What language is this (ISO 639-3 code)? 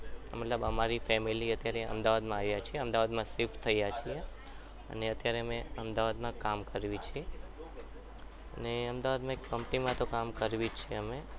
guj